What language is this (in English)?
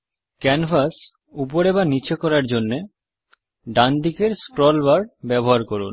Bangla